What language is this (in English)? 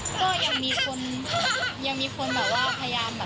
Thai